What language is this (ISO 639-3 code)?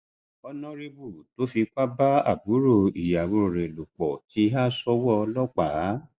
yor